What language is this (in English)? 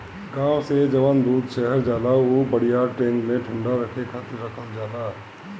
Bhojpuri